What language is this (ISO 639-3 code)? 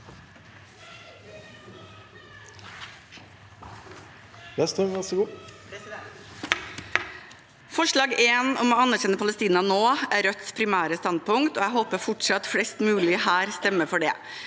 nor